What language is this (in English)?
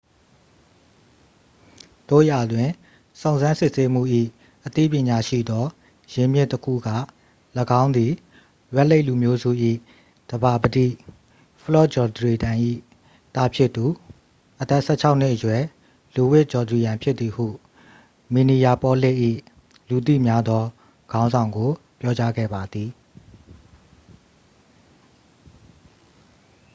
Burmese